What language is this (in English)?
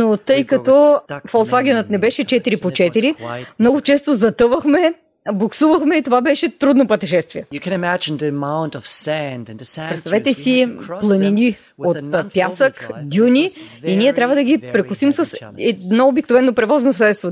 Bulgarian